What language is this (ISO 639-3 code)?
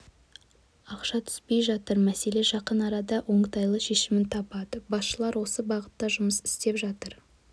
kaz